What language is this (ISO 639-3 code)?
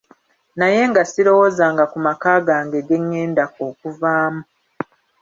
lug